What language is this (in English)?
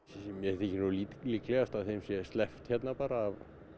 Icelandic